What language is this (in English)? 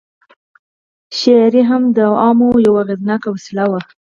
Pashto